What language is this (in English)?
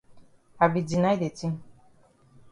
Cameroon Pidgin